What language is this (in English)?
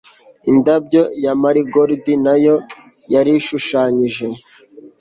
Kinyarwanda